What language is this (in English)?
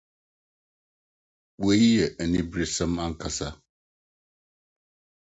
Akan